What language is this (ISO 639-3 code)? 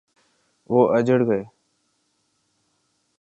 urd